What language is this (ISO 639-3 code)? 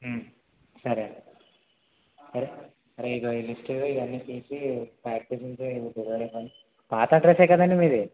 tel